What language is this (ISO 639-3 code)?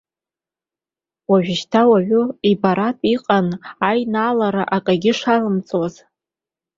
abk